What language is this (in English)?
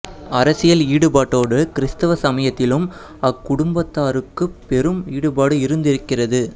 Tamil